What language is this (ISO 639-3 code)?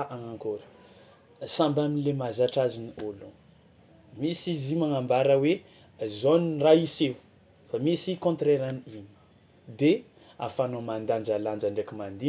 xmw